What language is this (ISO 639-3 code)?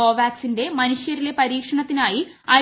mal